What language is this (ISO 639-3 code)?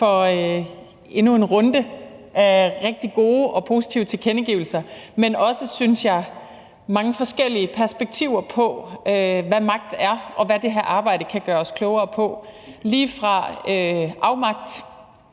dan